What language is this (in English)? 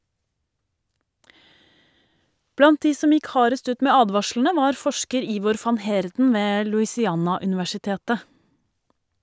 Norwegian